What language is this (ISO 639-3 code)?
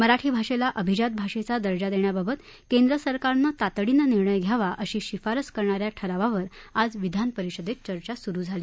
mar